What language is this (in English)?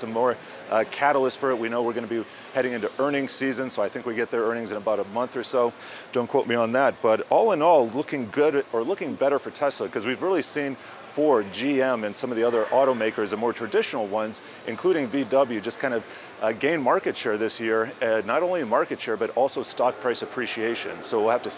English